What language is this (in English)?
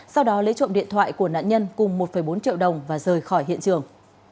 Vietnamese